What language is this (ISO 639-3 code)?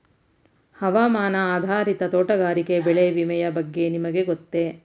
kan